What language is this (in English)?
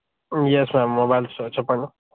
Telugu